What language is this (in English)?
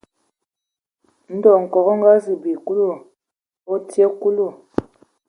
Ewondo